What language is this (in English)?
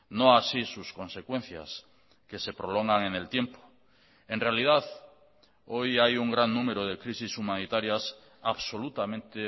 Spanish